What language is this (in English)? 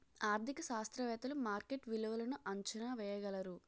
Telugu